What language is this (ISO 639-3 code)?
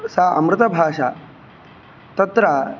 san